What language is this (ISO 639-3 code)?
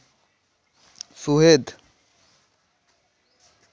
sat